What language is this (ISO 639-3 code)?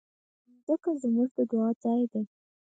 pus